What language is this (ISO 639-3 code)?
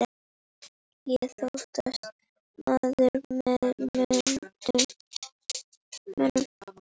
isl